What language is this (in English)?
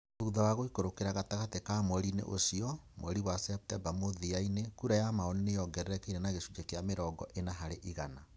Kikuyu